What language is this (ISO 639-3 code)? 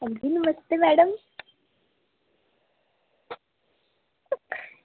doi